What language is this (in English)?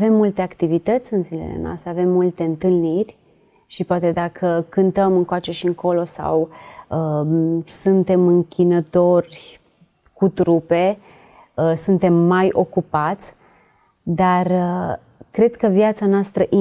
Romanian